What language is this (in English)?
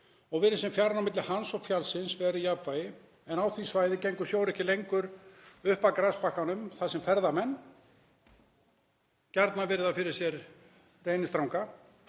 Icelandic